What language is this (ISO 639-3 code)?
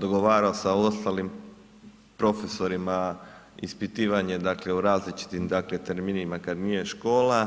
hrv